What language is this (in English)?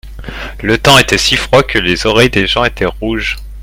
French